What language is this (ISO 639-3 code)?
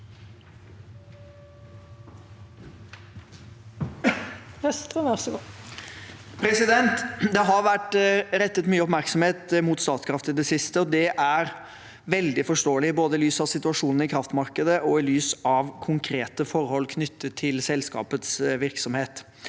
nor